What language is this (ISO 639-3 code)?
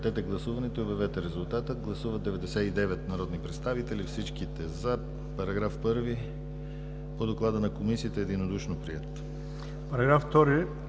bul